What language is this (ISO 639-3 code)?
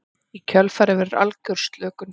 isl